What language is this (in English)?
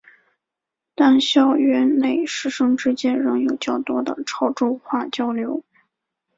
Chinese